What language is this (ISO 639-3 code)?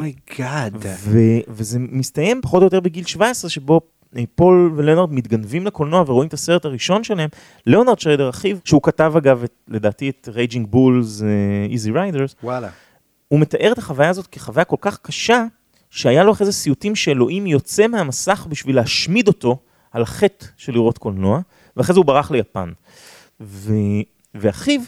heb